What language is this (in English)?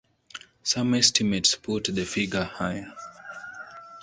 English